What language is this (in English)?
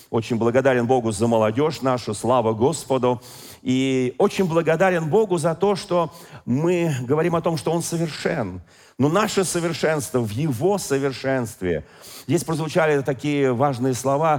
Russian